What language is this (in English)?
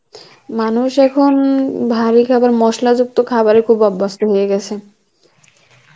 Bangla